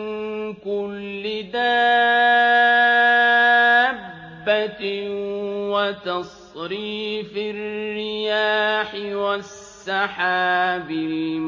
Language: Arabic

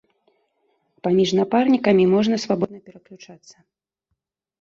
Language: Belarusian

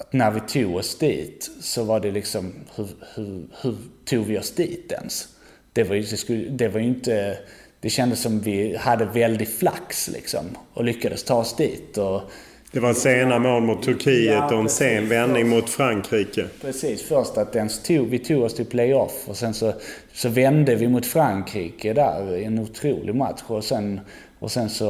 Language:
Swedish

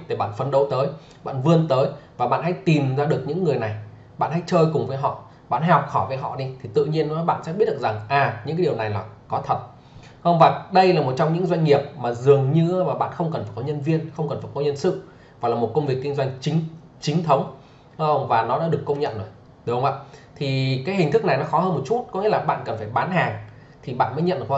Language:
Vietnamese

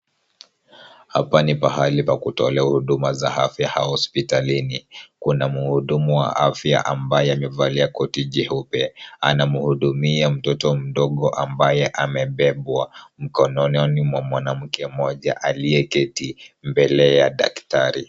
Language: Swahili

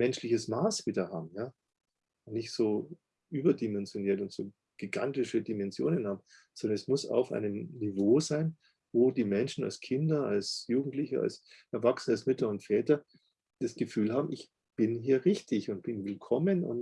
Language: German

